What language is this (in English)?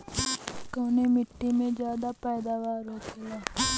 Bhojpuri